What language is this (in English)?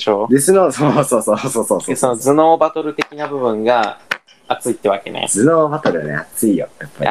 Japanese